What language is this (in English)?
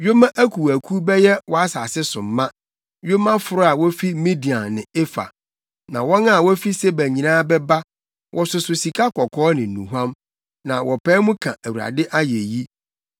Akan